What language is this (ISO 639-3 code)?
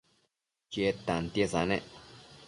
mcf